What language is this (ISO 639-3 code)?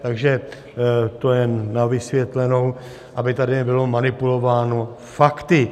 ces